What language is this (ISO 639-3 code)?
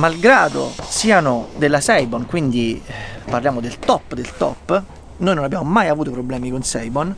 ita